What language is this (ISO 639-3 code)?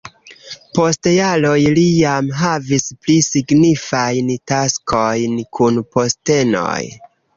epo